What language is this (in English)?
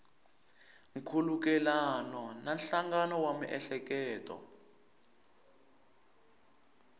Tsonga